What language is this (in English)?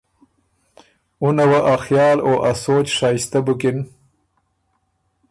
Ormuri